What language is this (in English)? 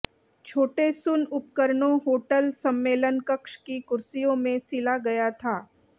Hindi